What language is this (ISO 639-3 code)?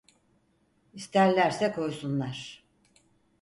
tur